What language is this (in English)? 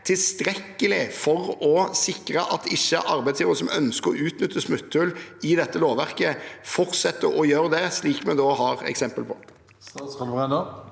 Norwegian